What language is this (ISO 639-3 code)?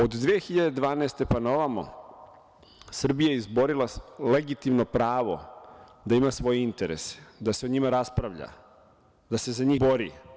srp